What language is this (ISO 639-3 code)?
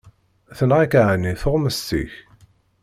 kab